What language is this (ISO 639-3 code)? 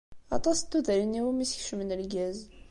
kab